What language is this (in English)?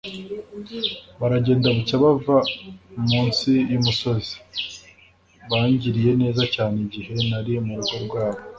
Kinyarwanda